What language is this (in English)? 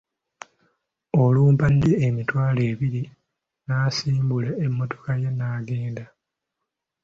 Ganda